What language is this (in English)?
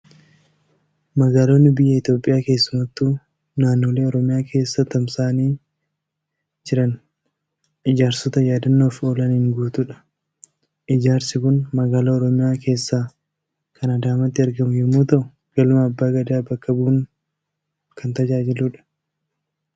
Oromo